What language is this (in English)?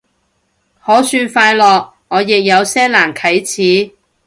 Cantonese